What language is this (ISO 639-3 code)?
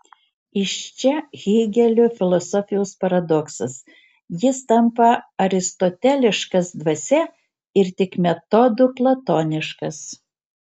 lit